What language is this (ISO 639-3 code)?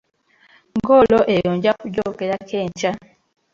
lug